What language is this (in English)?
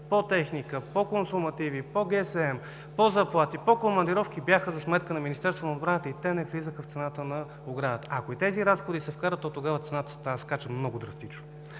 Bulgarian